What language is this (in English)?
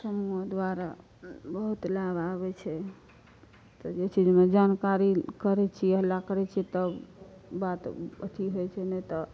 Maithili